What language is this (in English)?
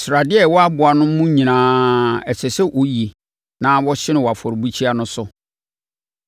Akan